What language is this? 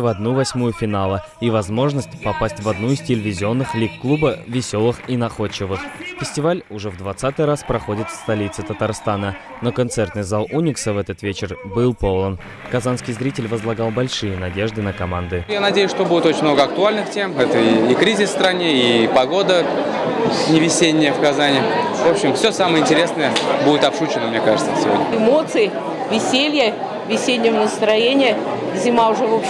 Russian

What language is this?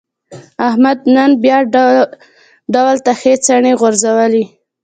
Pashto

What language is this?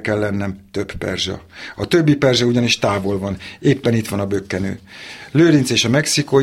Hungarian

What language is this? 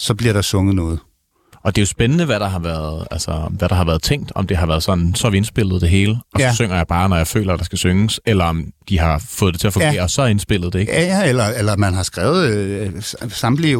Danish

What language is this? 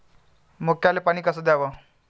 Marathi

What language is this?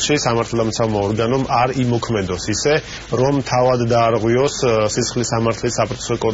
Romanian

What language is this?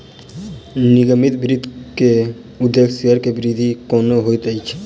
Maithili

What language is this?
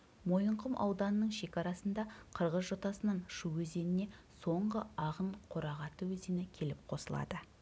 Kazakh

